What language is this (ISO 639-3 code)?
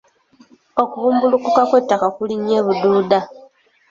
lug